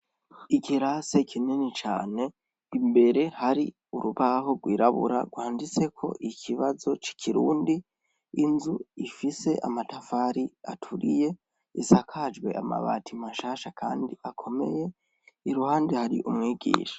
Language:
Rundi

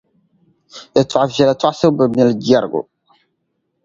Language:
Dagbani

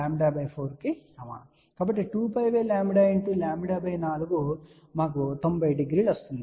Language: Telugu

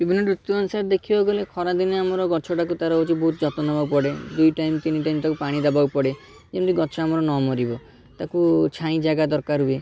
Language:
Odia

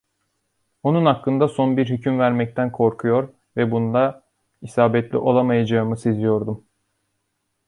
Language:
Turkish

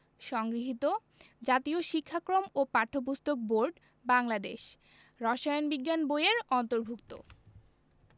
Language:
Bangla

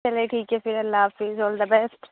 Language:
Urdu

